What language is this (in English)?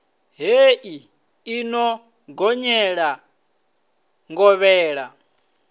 Venda